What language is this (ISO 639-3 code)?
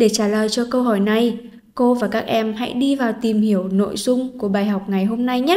vie